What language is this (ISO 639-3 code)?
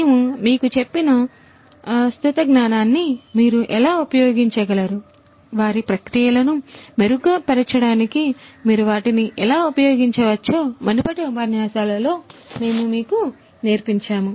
tel